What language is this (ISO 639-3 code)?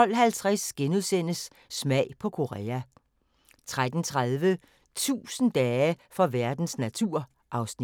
dan